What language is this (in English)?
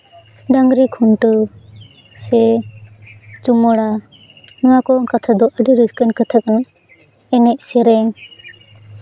Santali